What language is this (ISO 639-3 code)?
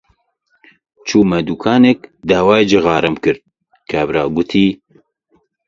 ckb